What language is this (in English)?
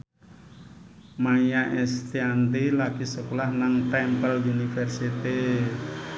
Javanese